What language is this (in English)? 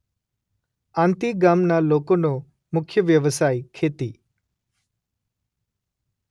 Gujarati